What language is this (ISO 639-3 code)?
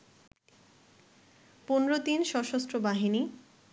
ben